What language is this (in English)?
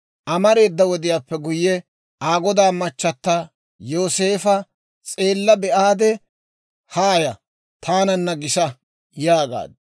Dawro